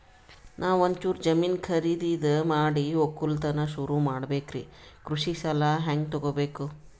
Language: Kannada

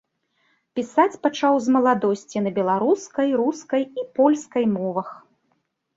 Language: Belarusian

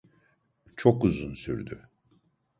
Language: Turkish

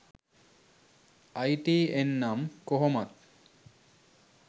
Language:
Sinhala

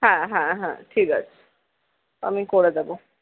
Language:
Bangla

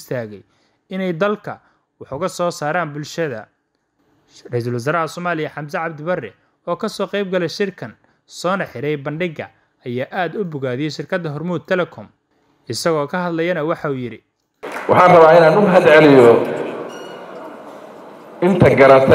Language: Arabic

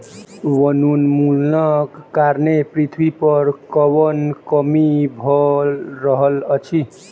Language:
Maithili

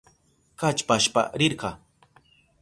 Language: Southern Pastaza Quechua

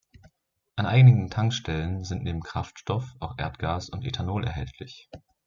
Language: German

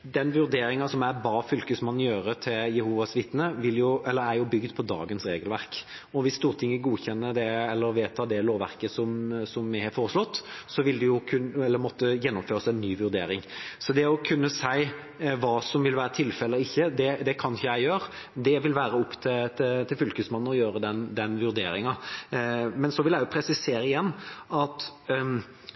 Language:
Norwegian Bokmål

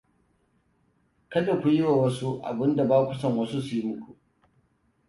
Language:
Hausa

